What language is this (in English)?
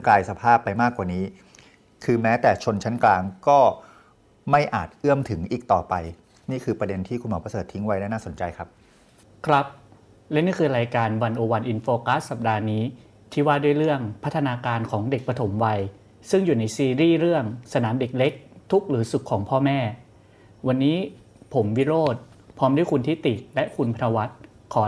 Thai